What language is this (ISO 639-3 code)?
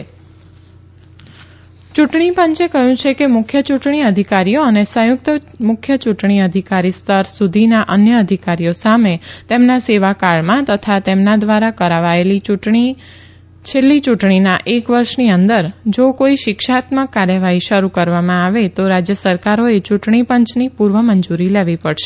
guj